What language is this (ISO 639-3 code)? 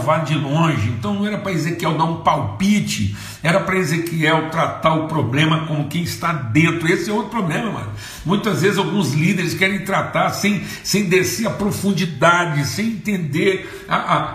por